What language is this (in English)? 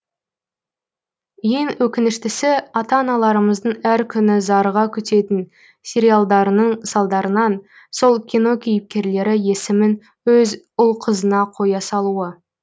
Kazakh